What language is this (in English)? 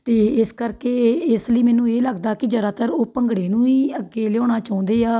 Punjabi